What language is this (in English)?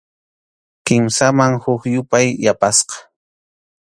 Arequipa-La Unión Quechua